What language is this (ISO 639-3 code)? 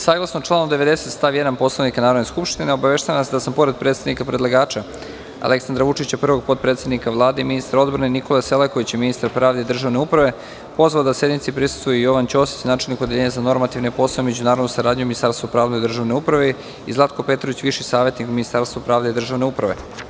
srp